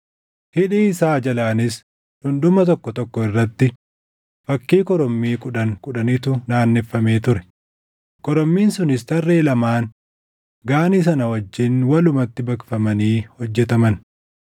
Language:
Oromo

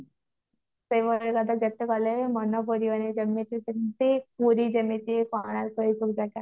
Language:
Odia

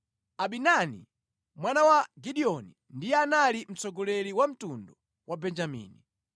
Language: Nyanja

